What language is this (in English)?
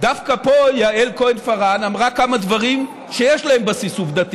Hebrew